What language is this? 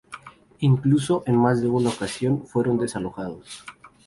Spanish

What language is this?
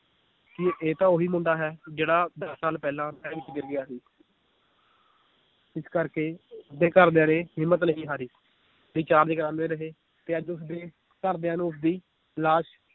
Punjabi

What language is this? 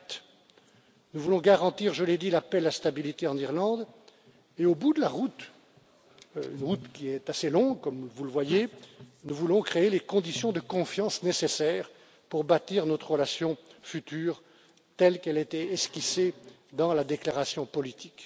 French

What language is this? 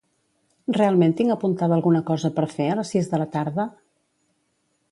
Catalan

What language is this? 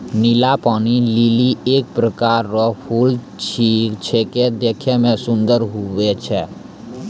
Maithili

